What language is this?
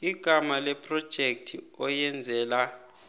South Ndebele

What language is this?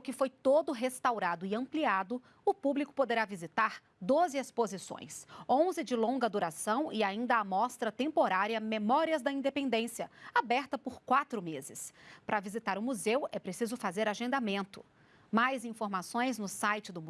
Portuguese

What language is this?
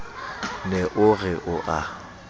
Southern Sotho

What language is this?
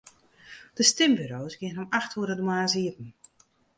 Western Frisian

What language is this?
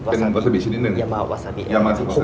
Thai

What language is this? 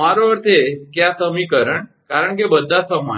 Gujarati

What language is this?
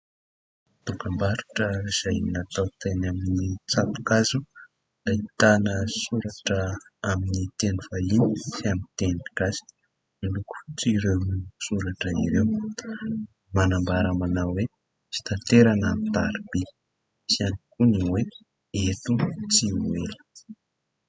Malagasy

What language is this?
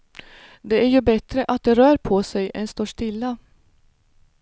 Swedish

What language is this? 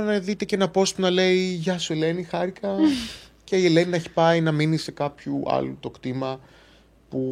Greek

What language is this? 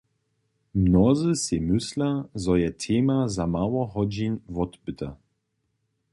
Upper Sorbian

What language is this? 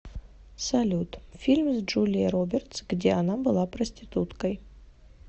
Russian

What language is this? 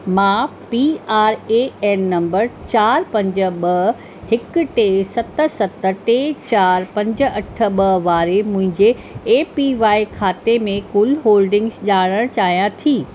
Sindhi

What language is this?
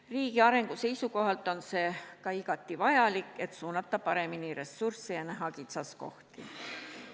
Estonian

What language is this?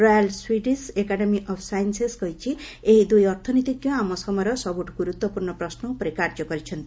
Odia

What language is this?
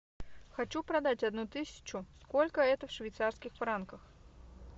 Russian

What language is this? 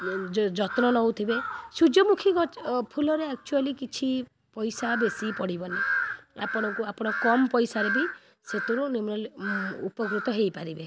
Odia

